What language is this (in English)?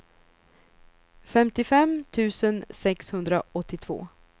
Swedish